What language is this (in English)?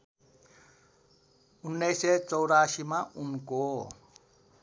Nepali